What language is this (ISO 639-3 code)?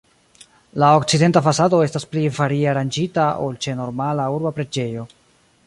epo